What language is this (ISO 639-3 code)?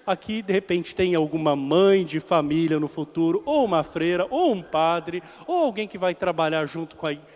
por